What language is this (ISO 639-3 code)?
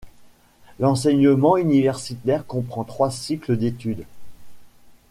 fra